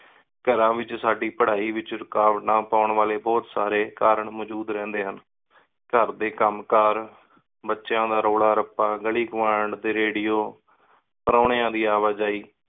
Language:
Punjabi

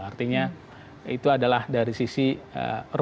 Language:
Indonesian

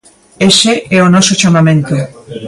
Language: Galician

